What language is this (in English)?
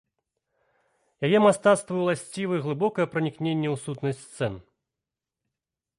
Belarusian